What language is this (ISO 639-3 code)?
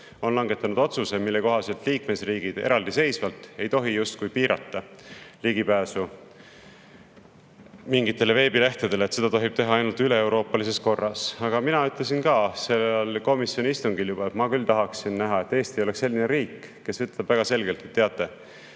est